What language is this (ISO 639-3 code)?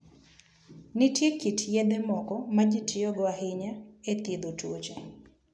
luo